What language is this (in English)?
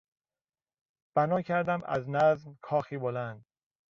Persian